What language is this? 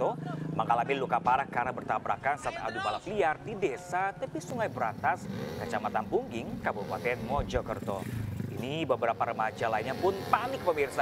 Indonesian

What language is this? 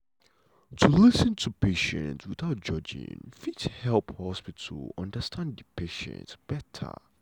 Nigerian Pidgin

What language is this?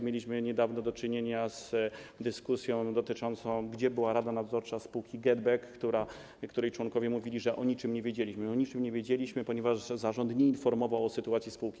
Polish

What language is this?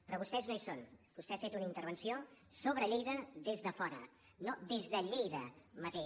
Catalan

